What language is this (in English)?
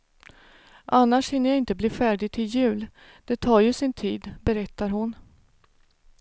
Swedish